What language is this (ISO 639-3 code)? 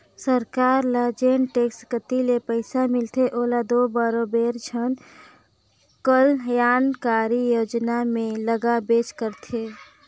hne